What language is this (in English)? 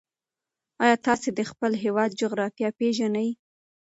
Pashto